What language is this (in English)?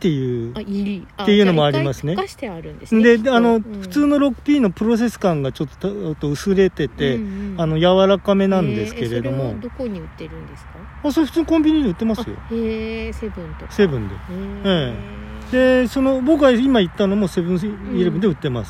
Japanese